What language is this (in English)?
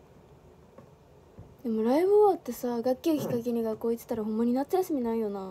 Japanese